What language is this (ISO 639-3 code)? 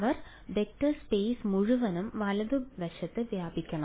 mal